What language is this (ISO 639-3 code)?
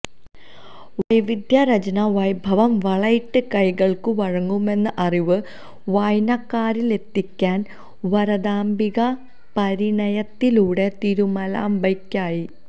mal